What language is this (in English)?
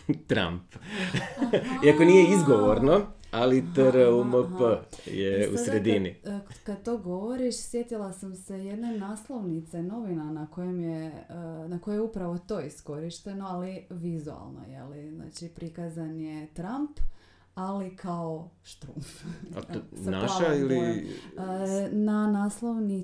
Croatian